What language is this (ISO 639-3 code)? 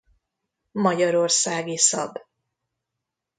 hun